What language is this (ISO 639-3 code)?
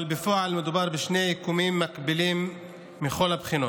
heb